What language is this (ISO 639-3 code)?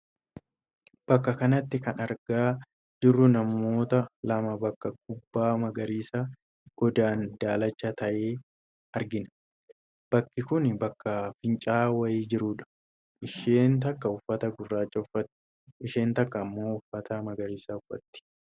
orm